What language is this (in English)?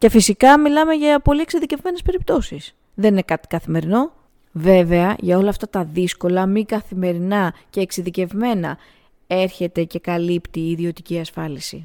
Greek